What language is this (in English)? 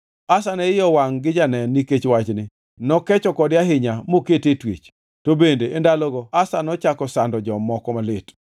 Luo (Kenya and Tanzania)